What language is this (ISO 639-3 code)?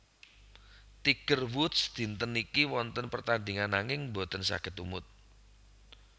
jav